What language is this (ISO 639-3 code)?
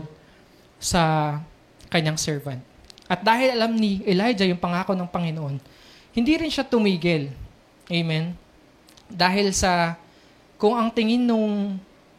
fil